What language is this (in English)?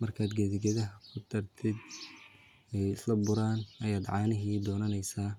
Somali